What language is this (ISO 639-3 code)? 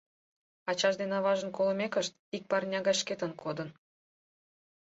chm